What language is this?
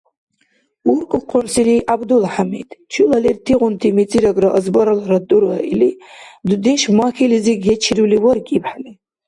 Dargwa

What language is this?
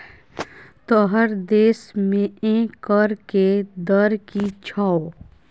Maithili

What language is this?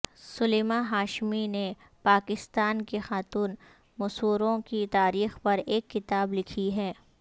Urdu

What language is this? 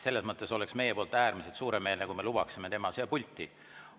Estonian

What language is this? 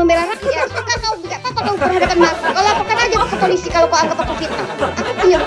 Indonesian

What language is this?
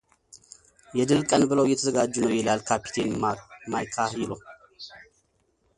Amharic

